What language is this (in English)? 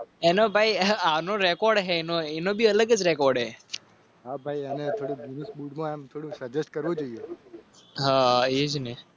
Gujarati